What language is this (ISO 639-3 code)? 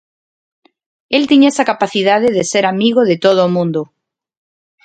glg